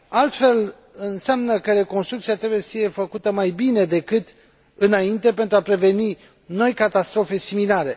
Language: Romanian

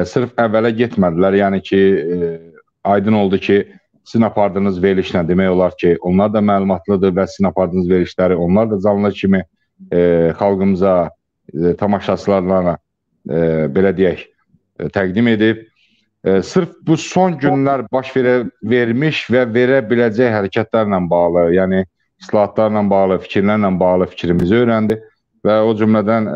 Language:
Turkish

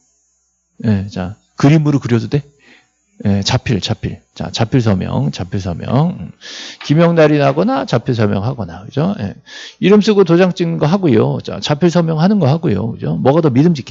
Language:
Korean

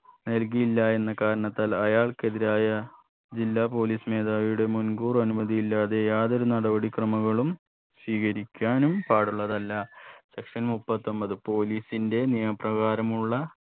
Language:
Malayalam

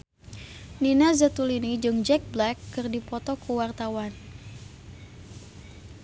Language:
Sundanese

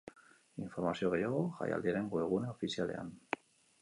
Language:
Basque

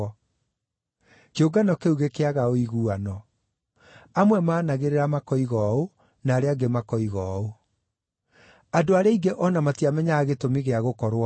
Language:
Kikuyu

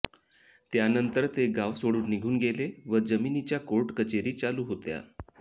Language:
Marathi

